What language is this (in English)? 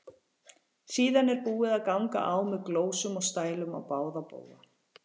Icelandic